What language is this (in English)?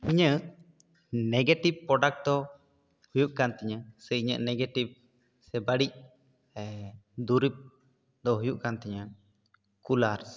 Santali